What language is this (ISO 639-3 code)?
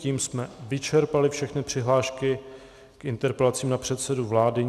ces